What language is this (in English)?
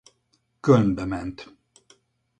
Hungarian